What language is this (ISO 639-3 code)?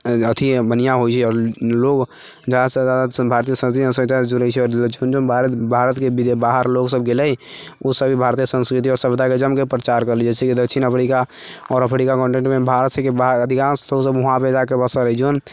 mai